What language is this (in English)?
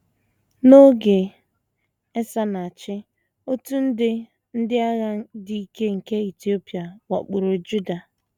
Igbo